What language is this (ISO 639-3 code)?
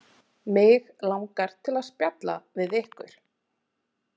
isl